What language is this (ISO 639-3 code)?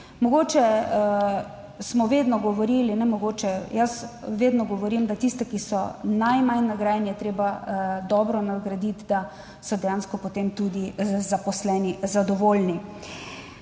slv